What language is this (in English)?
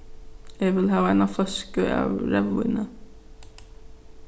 Faroese